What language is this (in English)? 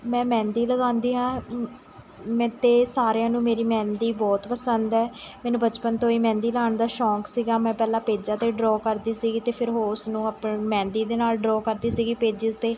Punjabi